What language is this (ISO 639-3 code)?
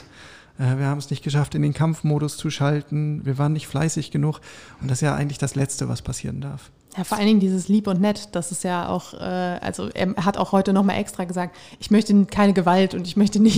deu